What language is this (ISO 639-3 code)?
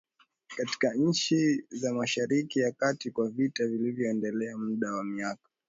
swa